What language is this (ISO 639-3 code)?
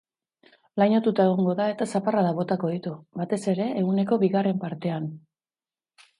eus